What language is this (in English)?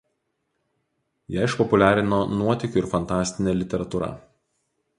Lithuanian